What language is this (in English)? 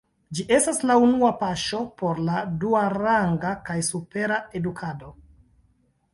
Esperanto